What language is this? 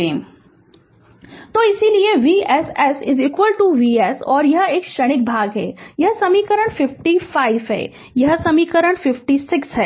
Hindi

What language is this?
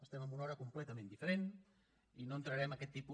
Catalan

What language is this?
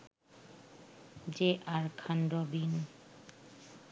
Bangla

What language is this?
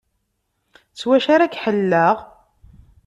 Kabyle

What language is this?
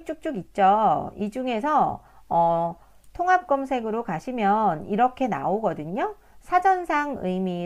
Korean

